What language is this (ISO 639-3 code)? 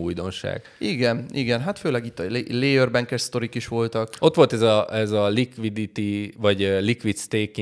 hun